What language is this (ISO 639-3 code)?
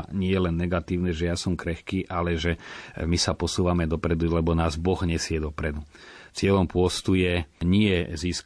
slk